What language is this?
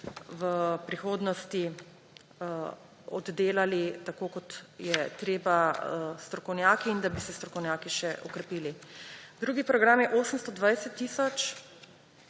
Slovenian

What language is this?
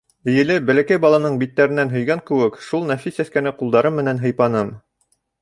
Bashkir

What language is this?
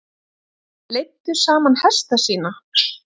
Icelandic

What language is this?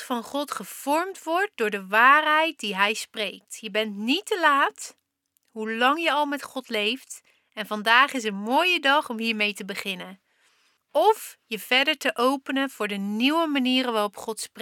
Dutch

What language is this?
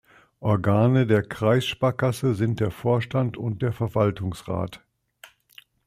German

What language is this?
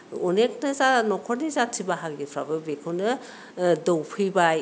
Bodo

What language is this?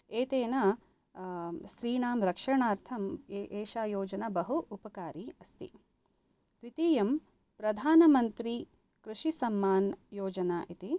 Sanskrit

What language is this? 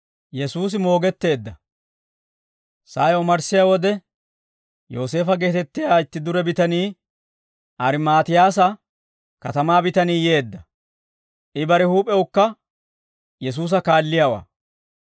Dawro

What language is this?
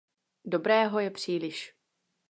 Czech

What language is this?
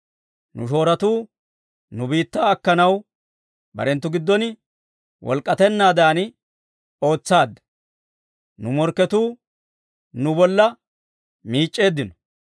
Dawro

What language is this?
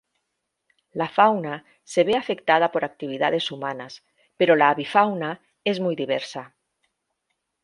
Spanish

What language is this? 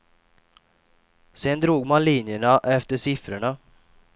Swedish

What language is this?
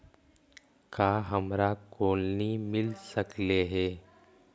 Magahi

